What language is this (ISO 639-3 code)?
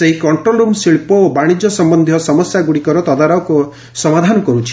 ori